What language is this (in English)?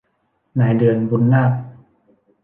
Thai